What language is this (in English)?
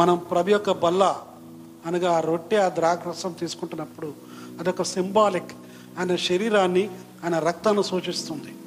Telugu